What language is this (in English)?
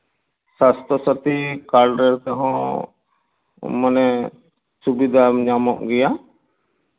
Santali